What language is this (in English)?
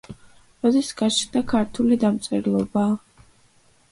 Georgian